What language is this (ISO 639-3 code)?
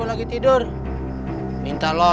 ind